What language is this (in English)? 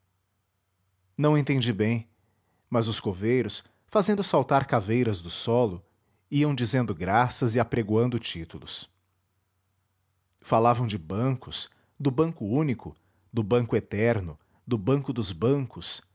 Portuguese